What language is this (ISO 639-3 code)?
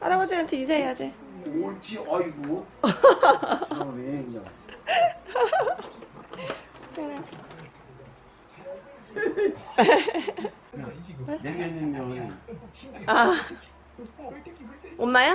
kor